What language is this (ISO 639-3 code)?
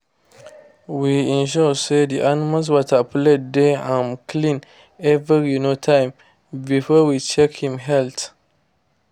pcm